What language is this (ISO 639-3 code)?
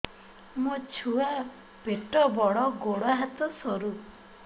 ori